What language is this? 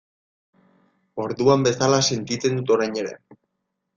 Basque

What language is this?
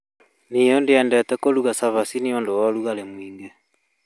Kikuyu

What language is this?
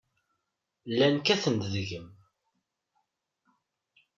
Kabyle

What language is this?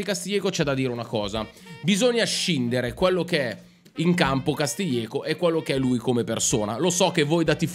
Italian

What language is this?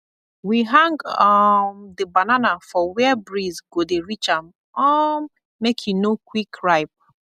Nigerian Pidgin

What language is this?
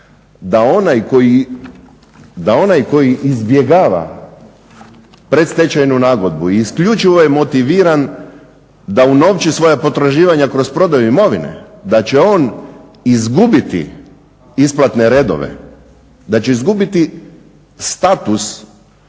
Croatian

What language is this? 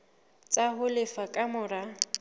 Southern Sotho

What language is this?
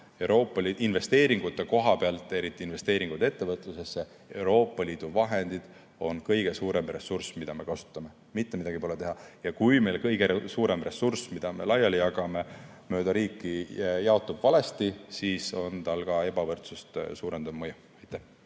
Estonian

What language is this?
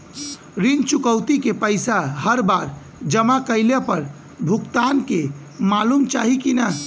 Bhojpuri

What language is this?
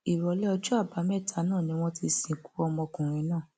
Yoruba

